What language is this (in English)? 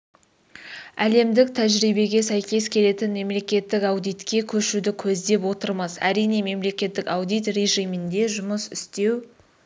Kazakh